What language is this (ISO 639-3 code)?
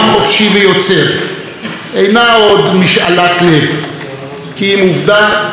heb